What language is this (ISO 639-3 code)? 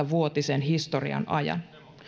fin